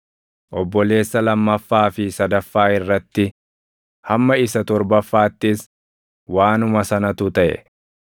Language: Oromo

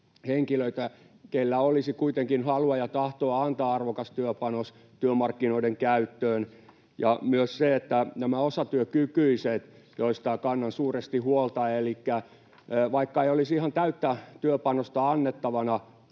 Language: Finnish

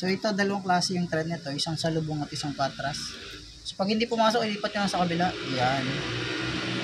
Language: Filipino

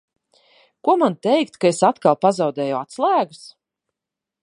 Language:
Latvian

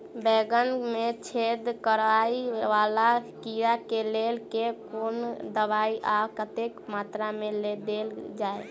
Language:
Maithili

